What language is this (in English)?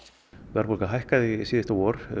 Icelandic